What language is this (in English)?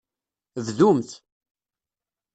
Kabyle